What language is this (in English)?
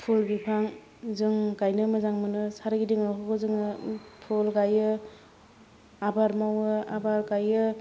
Bodo